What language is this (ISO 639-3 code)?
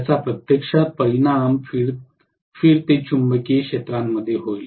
mar